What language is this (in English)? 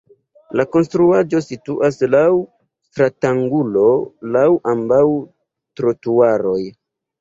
Esperanto